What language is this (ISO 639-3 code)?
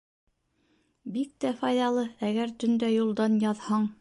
bak